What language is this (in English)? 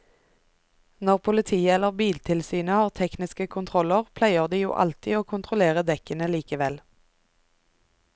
Norwegian